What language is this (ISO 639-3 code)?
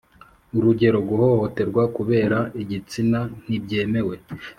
kin